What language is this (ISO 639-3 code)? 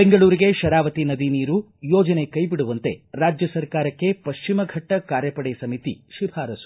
kan